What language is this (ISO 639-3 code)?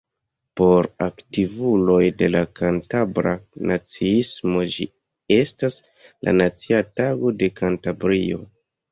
epo